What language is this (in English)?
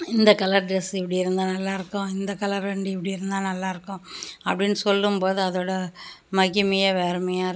Tamil